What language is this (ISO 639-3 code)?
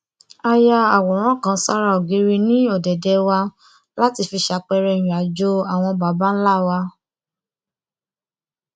yor